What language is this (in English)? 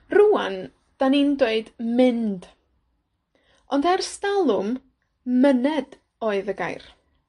Welsh